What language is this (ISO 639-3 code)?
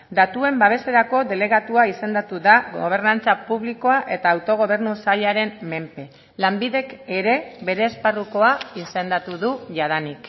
eus